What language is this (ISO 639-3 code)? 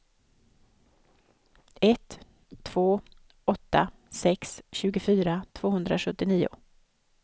swe